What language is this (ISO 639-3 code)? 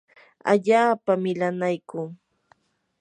qur